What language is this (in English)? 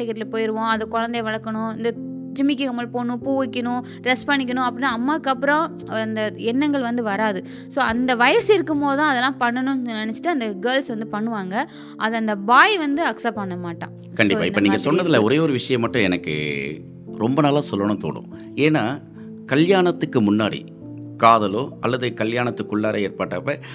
Tamil